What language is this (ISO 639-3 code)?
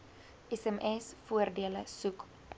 afr